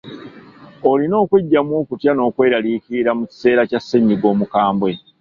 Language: Ganda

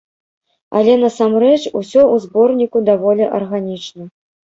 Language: Belarusian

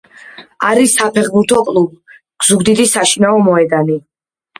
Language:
Georgian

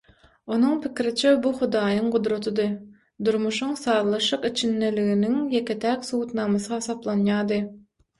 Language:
Turkmen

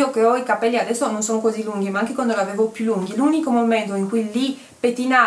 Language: Italian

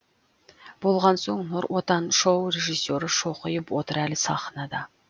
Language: Kazakh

